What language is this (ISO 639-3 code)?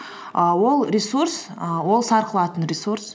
kaz